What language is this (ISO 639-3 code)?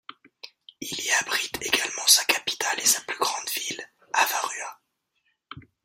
fra